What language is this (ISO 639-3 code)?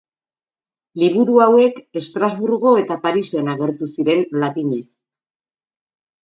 eus